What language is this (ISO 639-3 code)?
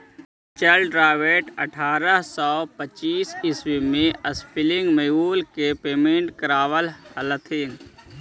mag